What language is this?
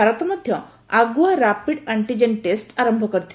Odia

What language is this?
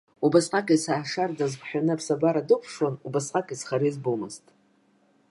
Abkhazian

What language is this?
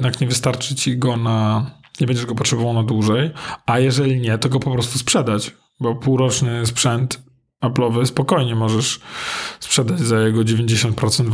Polish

